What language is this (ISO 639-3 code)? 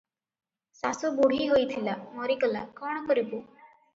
ori